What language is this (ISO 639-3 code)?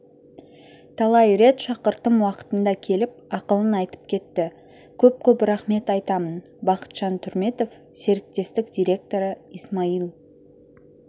kaz